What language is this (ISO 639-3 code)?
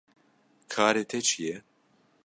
kur